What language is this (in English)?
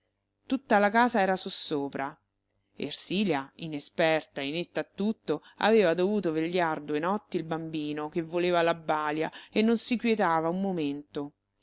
Italian